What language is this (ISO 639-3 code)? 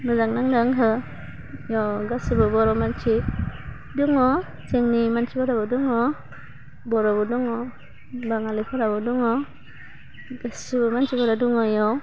brx